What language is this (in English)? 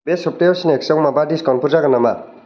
Bodo